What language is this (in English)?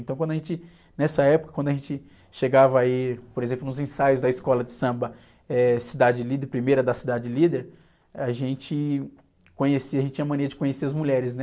Portuguese